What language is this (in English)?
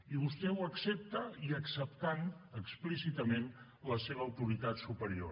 Catalan